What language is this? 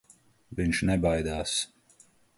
Latvian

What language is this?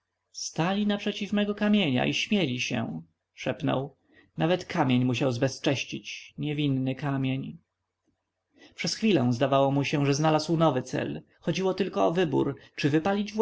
Polish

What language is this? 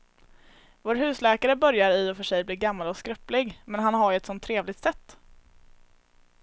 Swedish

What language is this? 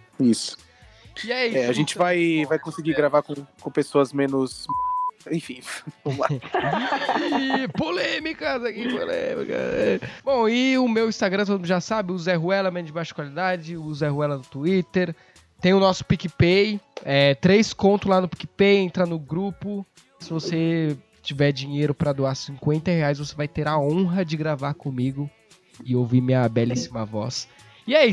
Portuguese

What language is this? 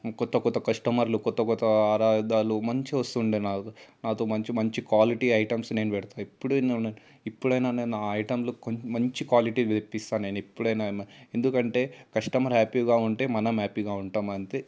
Telugu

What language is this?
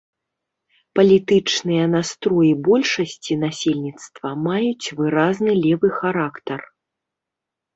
Belarusian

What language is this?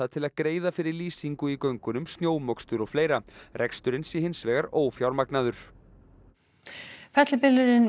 Icelandic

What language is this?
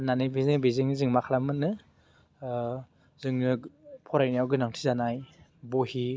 Bodo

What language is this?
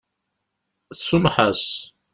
Kabyle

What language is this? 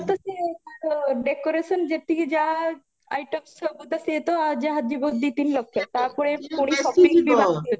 Odia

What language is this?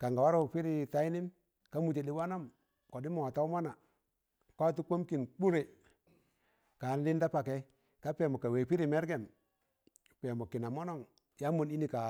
Tangale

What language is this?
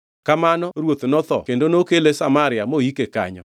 Luo (Kenya and Tanzania)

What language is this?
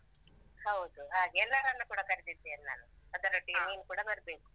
Kannada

